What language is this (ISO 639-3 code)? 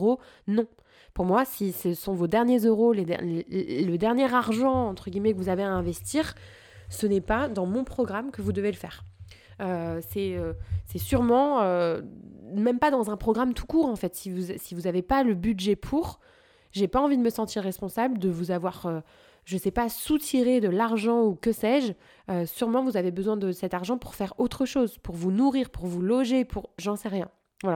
fra